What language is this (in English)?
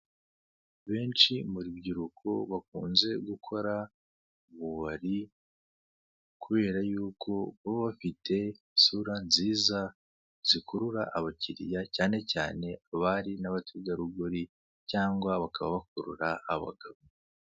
Kinyarwanda